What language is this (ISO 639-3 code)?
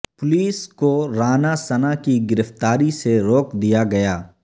urd